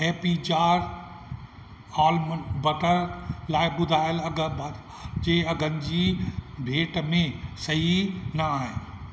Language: Sindhi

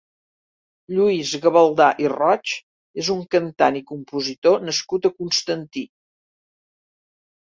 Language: Catalan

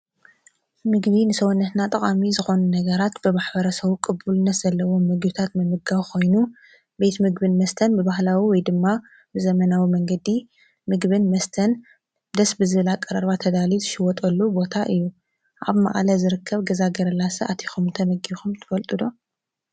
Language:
Tigrinya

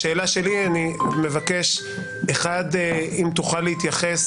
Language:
Hebrew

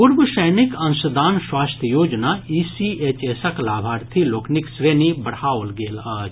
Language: Maithili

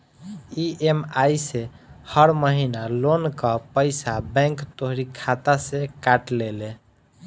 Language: Bhojpuri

